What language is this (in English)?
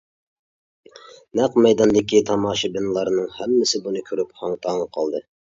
Uyghur